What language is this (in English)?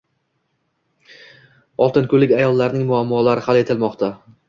Uzbek